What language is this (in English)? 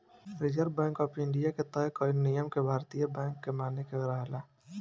Bhojpuri